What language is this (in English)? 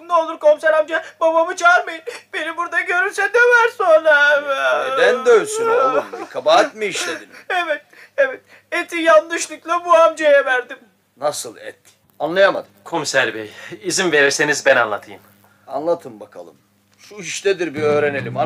Turkish